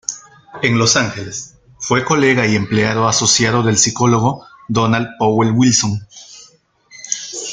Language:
Spanish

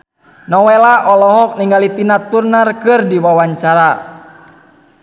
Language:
Sundanese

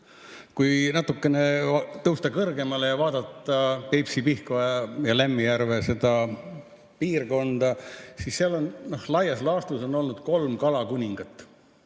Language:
Estonian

